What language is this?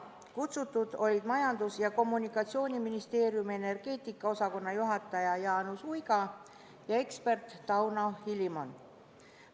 Estonian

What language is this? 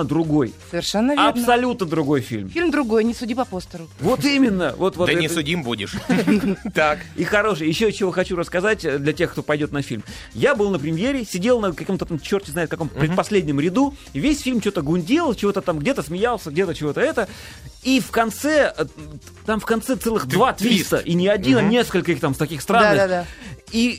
Russian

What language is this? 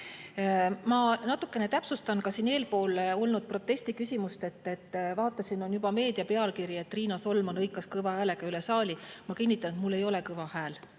Estonian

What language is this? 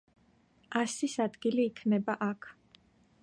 Georgian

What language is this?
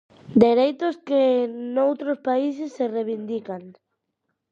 Galician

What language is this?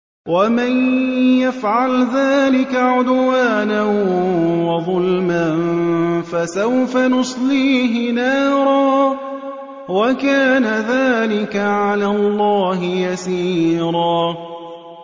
Arabic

